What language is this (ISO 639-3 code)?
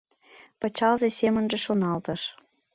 chm